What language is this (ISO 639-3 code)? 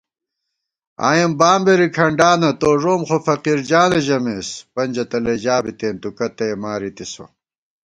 gwt